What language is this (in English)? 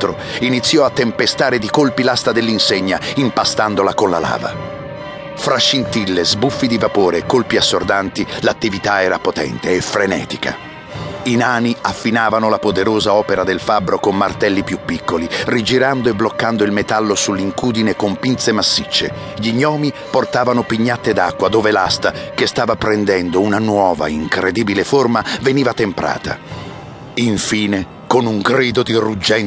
Italian